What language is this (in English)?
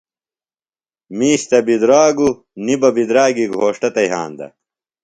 Phalura